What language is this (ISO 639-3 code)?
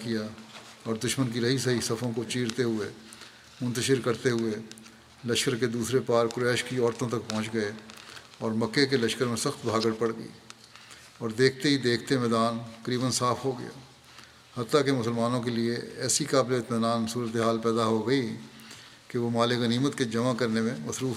urd